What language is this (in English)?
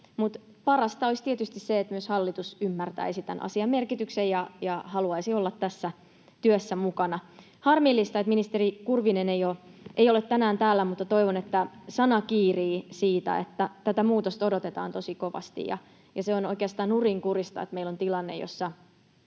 Finnish